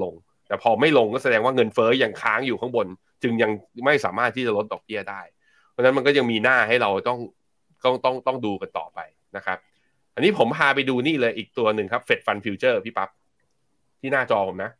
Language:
Thai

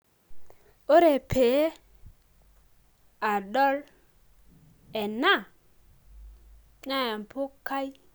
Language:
Masai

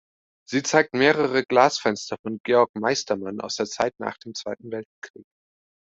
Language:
German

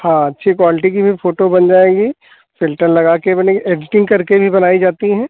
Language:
Hindi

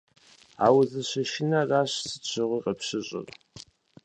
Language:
Kabardian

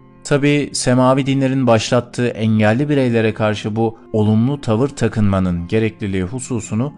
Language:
Turkish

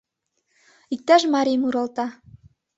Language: Mari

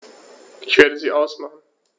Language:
German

